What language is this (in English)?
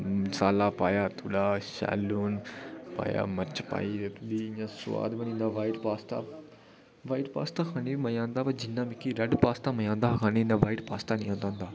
Dogri